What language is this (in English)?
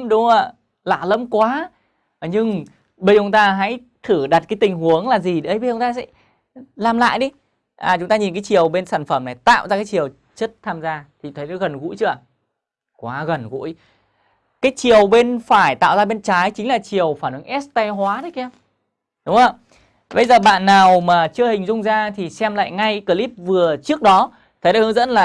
Vietnamese